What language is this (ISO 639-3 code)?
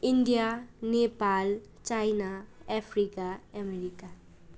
nep